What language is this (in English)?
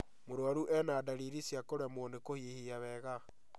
Kikuyu